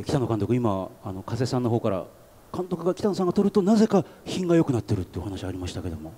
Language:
Japanese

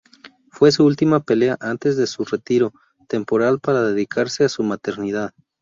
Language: Spanish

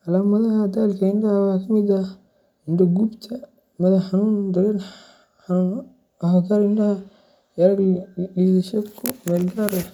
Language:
Somali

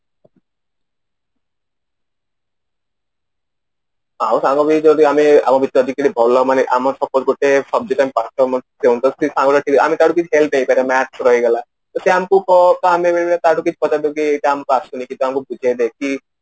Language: Odia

